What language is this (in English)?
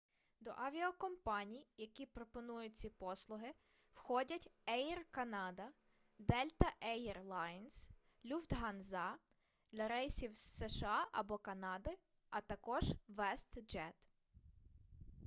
Ukrainian